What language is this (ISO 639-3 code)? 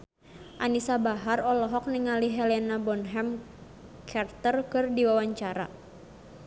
sun